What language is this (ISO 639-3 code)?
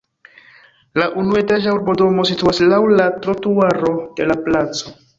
epo